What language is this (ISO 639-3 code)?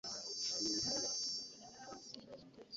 lug